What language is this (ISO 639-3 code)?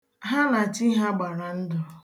ibo